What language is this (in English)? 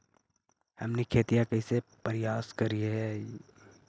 Magahi